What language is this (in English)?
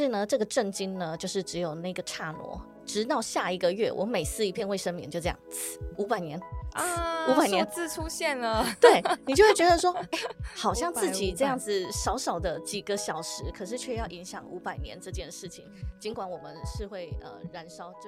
Chinese